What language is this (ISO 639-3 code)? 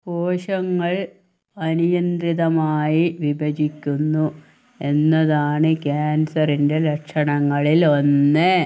mal